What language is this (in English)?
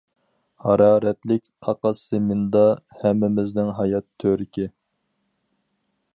Uyghur